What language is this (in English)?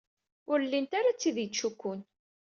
Kabyle